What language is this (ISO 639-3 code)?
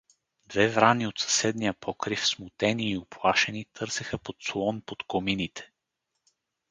bul